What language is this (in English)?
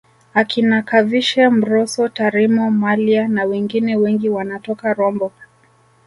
Swahili